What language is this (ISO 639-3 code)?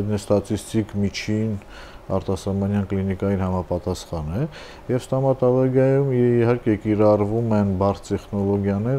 ron